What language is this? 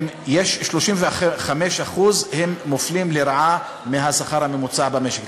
Hebrew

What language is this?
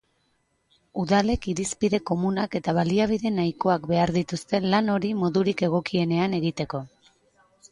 Basque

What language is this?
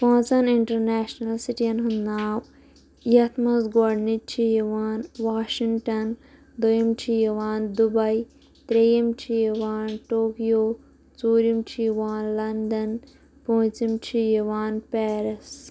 Kashmiri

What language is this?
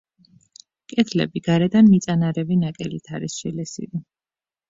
Georgian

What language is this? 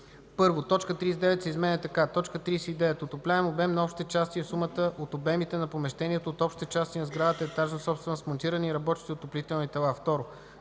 Bulgarian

